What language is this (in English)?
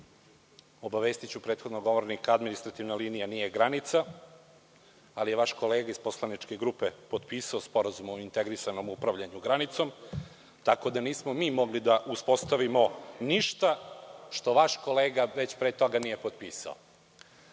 Serbian